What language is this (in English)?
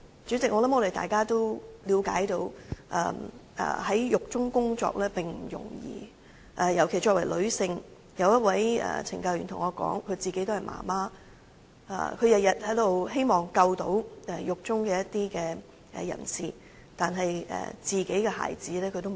Cantonese